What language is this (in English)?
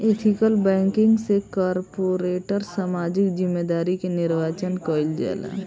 Bhojpuri